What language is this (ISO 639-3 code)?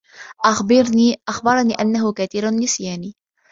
ara